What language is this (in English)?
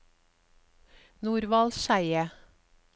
Norwegian